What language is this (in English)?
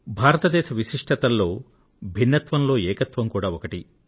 Telugu